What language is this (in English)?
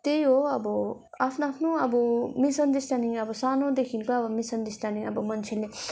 Nepali